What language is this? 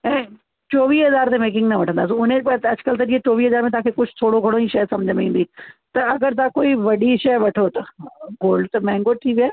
Sindhi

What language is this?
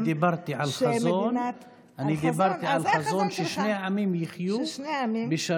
Hebrew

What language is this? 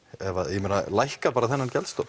Icelandic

